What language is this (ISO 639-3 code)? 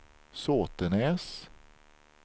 swe